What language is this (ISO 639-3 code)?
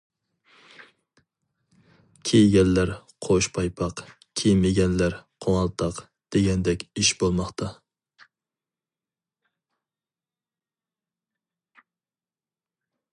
uig